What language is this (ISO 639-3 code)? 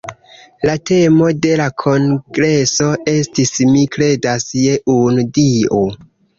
epo